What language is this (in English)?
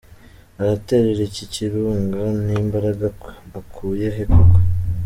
Kinyarwanda